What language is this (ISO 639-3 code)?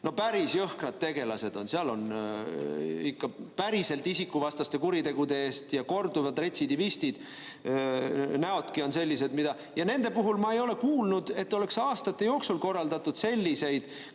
est